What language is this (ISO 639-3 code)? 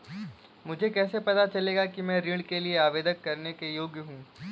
hin